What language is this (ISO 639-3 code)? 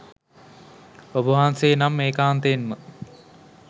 sin